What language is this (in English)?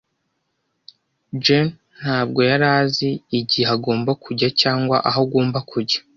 Kinyarwanda